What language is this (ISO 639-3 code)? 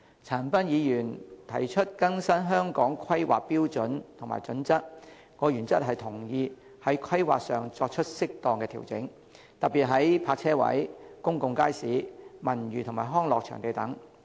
yue